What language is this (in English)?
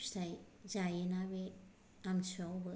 Bodo